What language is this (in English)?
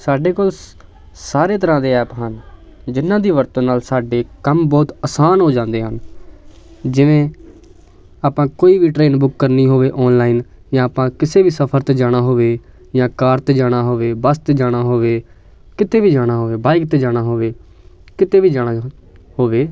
Punjabi